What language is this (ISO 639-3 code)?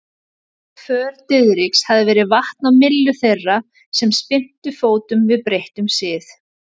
isl